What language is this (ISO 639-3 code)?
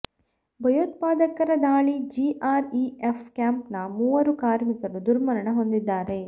kan